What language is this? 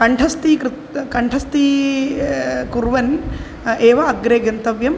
Sanskrit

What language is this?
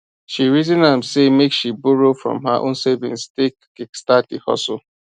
Nigerian Pidgin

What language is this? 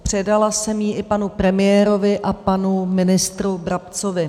Czech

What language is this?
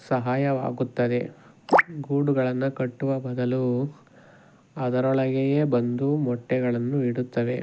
Kannada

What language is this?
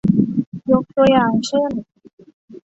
Thai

